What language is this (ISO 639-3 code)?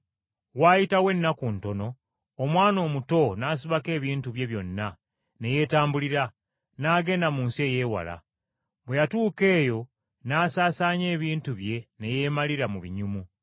lug